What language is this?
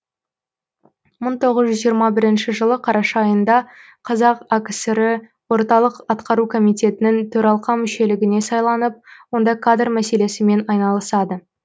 Kazakh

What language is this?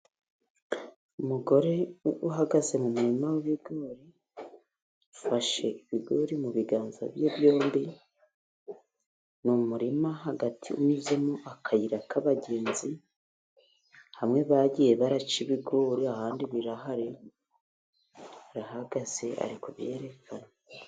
Kinyarwanda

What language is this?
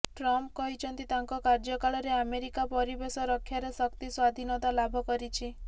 Odia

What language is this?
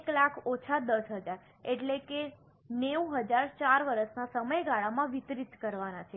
Gujarati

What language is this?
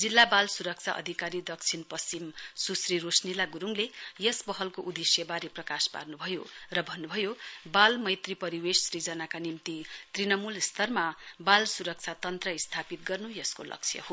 Nepali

